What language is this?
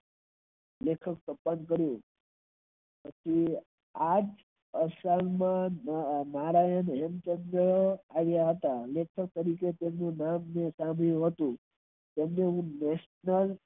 Gujarati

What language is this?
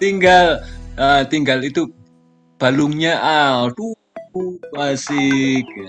Indonesian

